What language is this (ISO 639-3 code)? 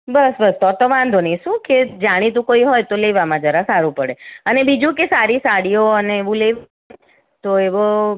guj